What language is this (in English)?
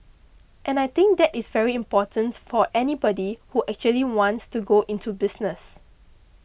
English